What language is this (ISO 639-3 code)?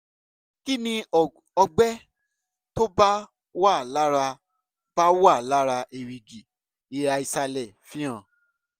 yor